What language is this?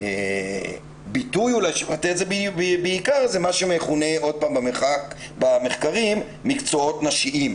Hebrew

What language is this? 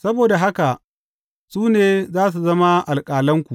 Hausa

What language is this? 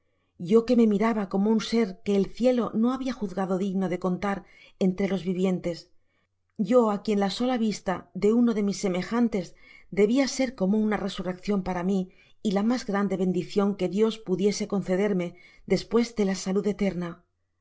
Spanish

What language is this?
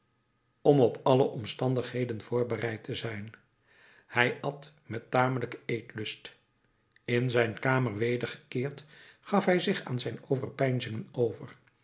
Dutch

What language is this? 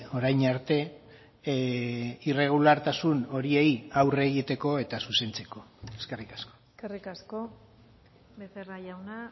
Basque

